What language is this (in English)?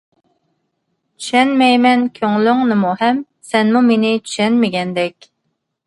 Uyghur